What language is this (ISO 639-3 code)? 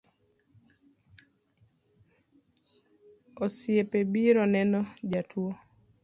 luo